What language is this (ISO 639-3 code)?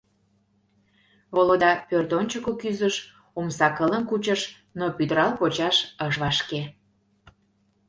chm